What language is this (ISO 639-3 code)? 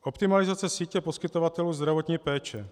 ces